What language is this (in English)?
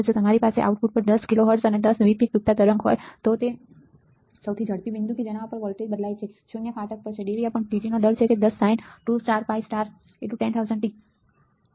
Gujarati